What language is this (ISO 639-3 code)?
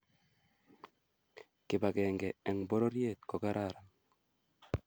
kln